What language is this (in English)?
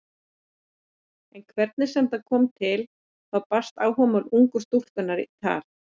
Icelandic